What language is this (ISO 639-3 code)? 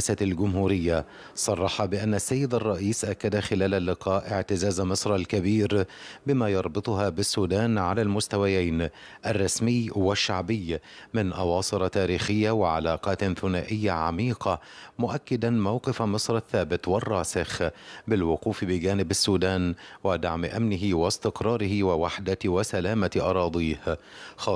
ara